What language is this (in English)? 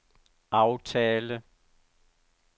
Danish